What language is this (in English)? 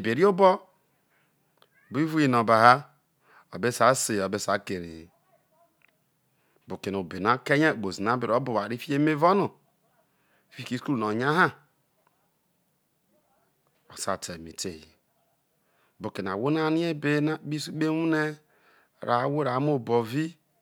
Isoko